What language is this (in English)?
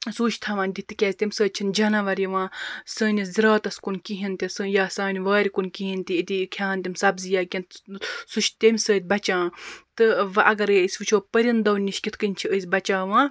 Kashmiri